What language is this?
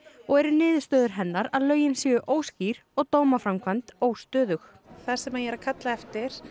Icelandic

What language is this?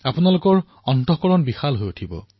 Assamese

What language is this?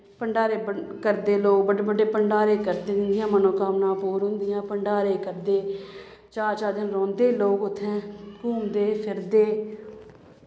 Dogri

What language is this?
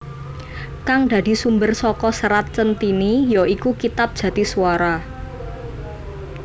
Javanese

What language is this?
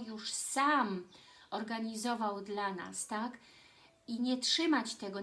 Polish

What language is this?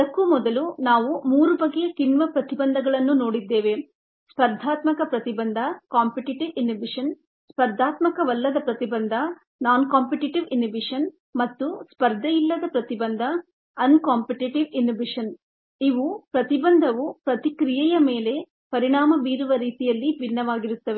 Kannada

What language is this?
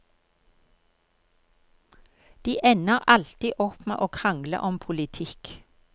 Norwegian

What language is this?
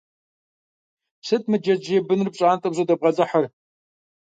Kabardian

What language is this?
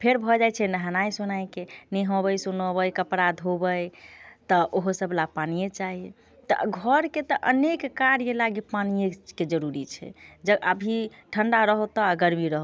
Maithili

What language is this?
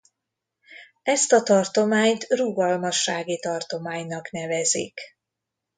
Hungarian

